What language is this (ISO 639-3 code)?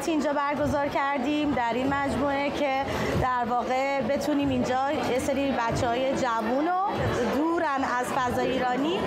fas